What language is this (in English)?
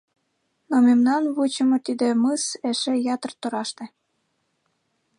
Mari